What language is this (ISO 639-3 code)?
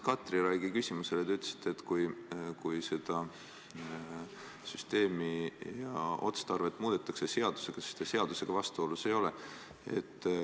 est